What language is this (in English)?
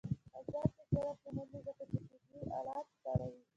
Pashto